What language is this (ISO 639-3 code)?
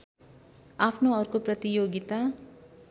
nep